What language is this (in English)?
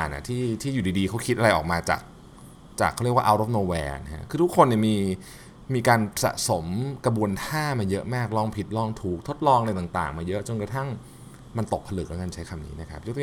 Thai